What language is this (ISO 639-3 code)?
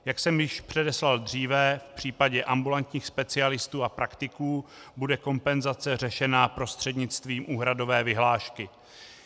ces